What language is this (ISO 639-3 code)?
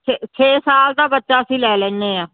pan